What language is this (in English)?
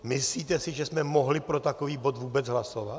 Czech